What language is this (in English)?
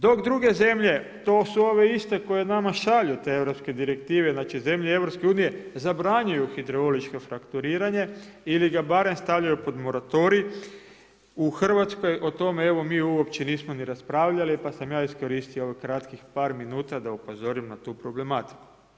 Croatian